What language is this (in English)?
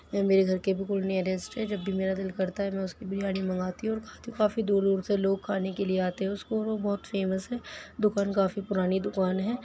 Urdu